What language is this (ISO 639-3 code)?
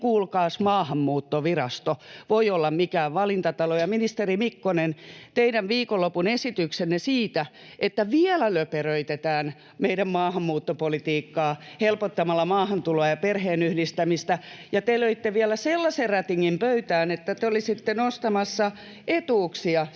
fin